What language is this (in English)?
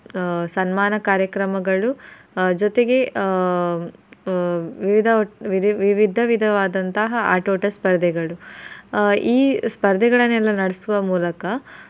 Kannada